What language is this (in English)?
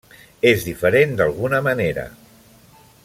Catalan